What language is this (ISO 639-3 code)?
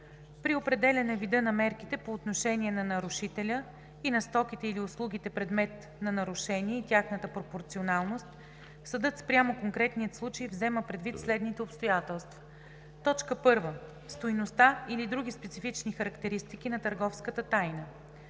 bul